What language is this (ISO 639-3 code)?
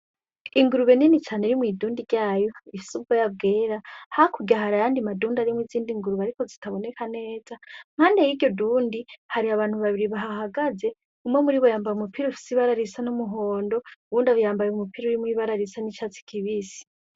run